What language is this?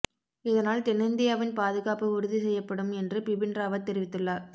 Tamil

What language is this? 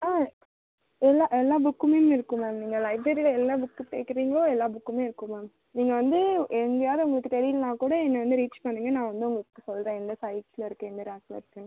Tamil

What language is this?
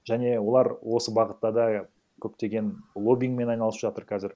Kazakh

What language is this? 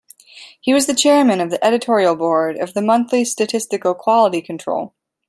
English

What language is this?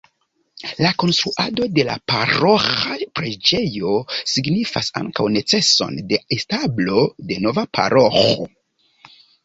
Esperanto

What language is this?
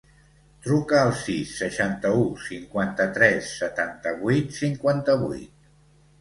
Catalan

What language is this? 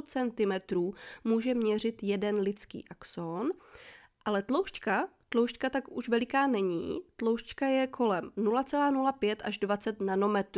Czech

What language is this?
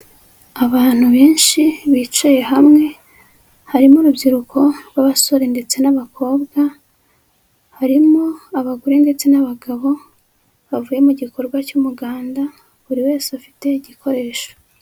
Kinyarwanda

